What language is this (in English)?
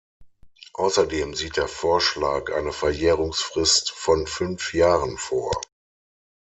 German